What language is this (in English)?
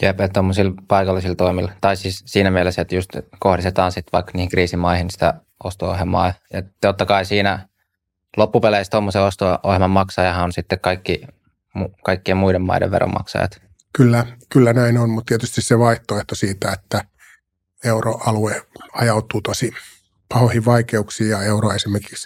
Finnish